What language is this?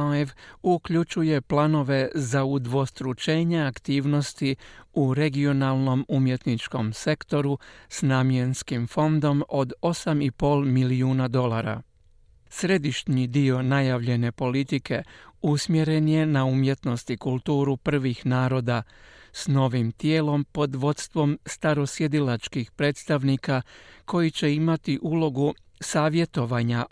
Croatian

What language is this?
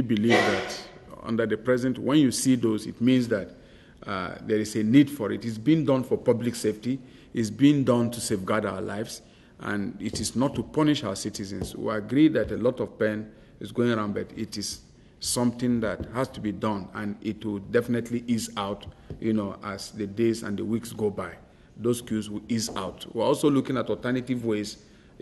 English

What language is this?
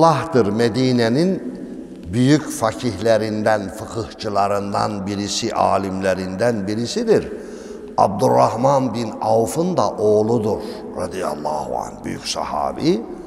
Turkish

